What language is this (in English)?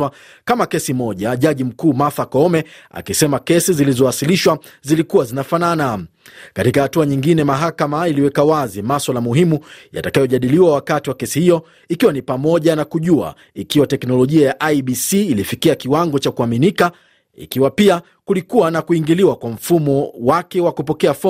Swahili